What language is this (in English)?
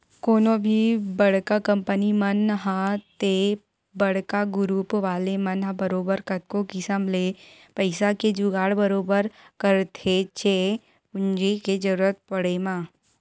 Chhattisgarhi